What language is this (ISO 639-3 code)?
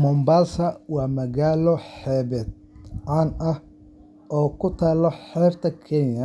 som